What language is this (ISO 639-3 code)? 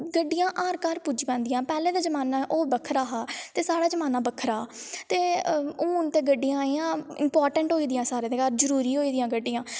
doi